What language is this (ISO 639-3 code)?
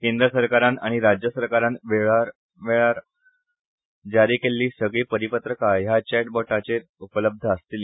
kok